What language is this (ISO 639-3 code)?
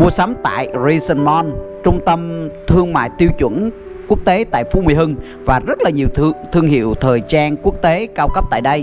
vie